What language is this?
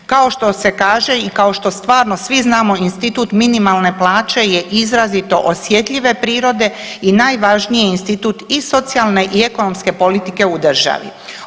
Croatian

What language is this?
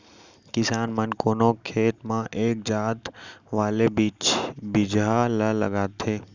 Chhattisgarhi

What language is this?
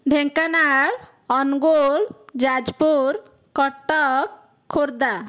Odia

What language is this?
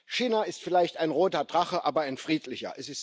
German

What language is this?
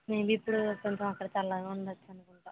Telugu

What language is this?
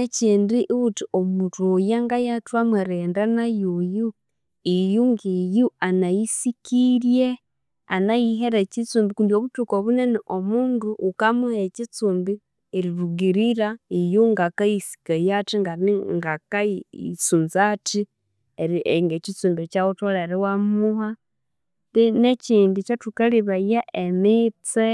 Konzo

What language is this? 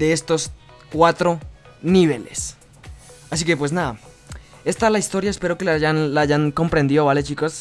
Spanish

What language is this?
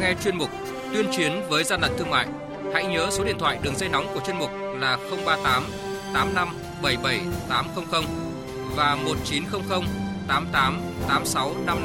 Vietnamese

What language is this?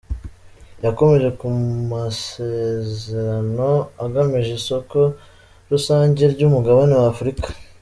Kinyarwanda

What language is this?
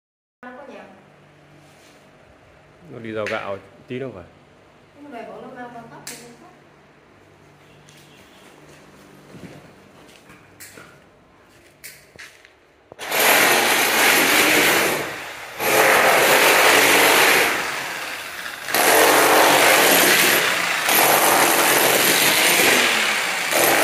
Vietnamese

